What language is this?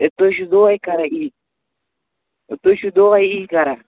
Kashmiri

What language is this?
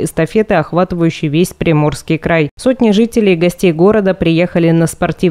Russian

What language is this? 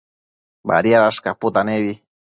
Matsés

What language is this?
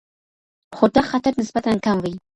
Pashto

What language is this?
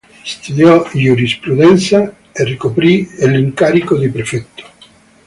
Italian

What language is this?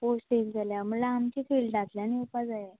Konkani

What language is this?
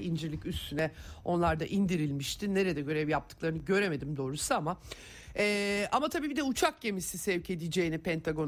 Turkish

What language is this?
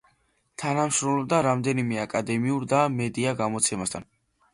Georgian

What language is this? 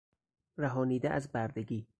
Persian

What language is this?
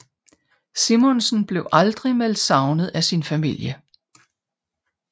Danish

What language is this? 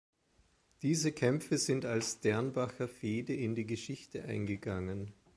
German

